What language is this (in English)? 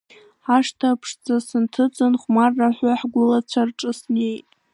Abkhazian